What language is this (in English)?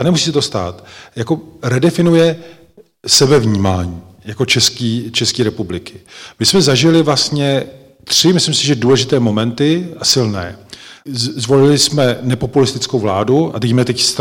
Czech